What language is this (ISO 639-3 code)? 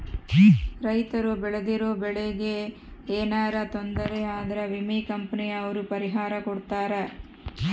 kan